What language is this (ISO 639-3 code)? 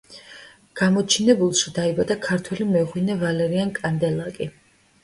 kat